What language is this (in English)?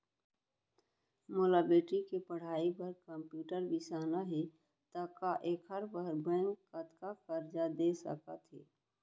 Chhattisgarhi